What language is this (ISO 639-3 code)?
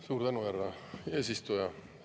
est